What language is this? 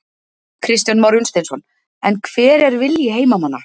Icelandic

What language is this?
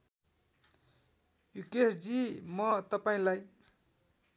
Nepali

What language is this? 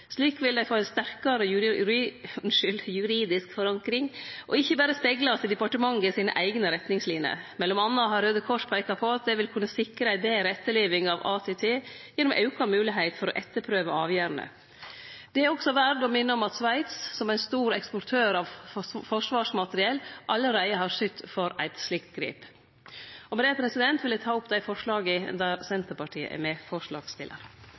Norwegian Nynorsk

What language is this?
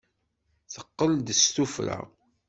Kabyle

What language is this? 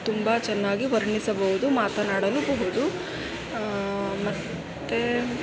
Kannada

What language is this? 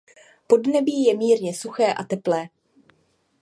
Czech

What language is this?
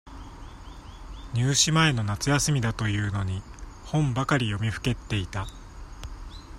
Japanese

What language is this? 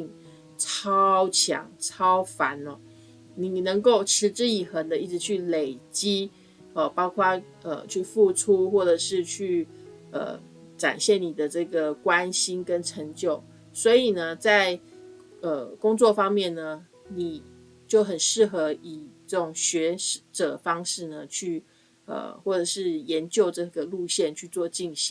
Chinese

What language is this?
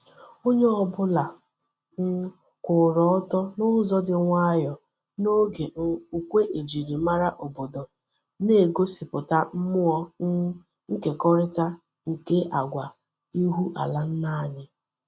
Igbo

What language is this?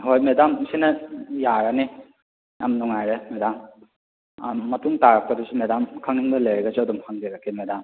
Manipuri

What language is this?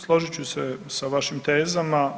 Croatian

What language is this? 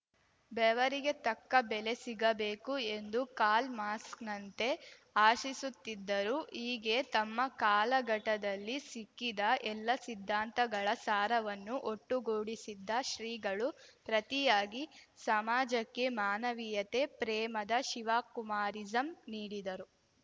Kannada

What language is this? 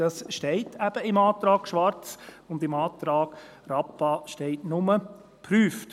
Swiss German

